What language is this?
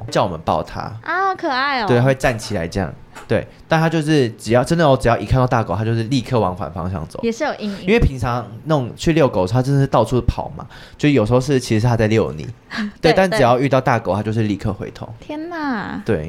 Chinese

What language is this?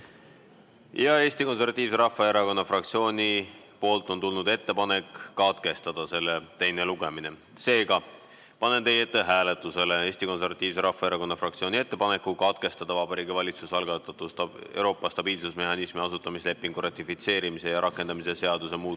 Estonian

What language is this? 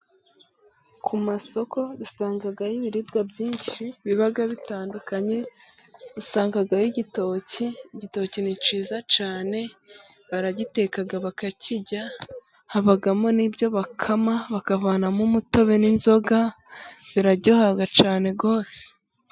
Kinyarwanda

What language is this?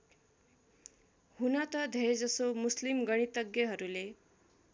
Nepali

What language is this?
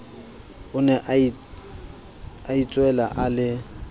Southern Sotho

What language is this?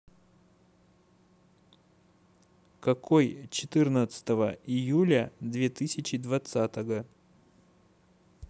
Russian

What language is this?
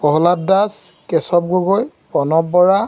Assamese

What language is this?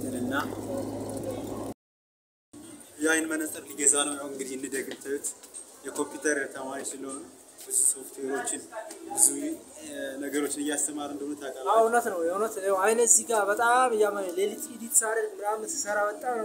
Arabic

